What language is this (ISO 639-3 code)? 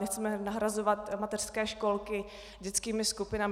ces